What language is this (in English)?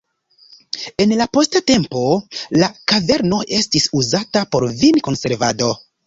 Esperanto